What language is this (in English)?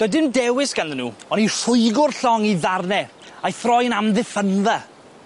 Welsh